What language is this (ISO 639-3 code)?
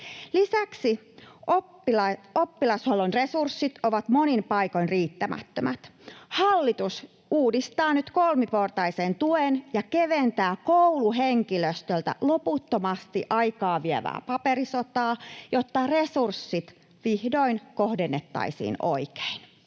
fin